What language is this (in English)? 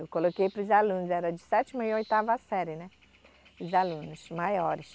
Portuguese